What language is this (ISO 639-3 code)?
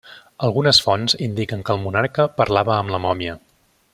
cat